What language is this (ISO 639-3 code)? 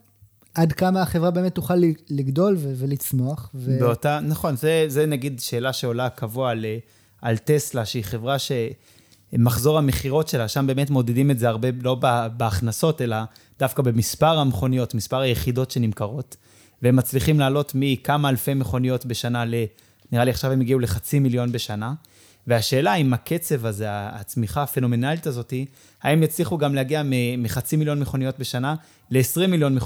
heb